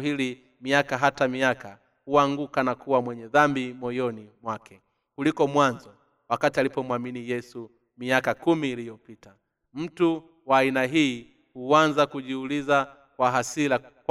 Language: Swahili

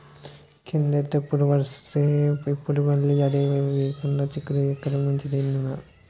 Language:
Telugu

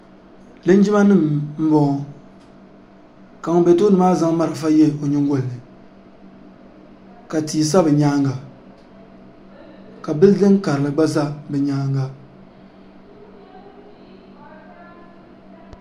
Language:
Dagbani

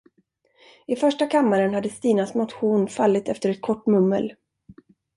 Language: Swedish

